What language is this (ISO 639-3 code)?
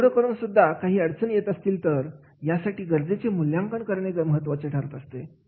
mar